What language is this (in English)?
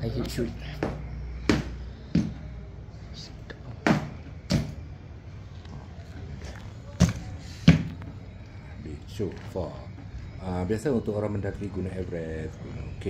Malay